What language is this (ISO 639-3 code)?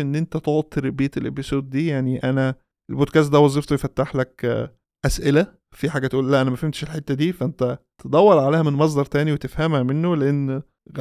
ara